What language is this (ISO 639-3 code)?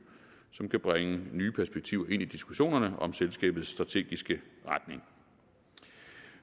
dan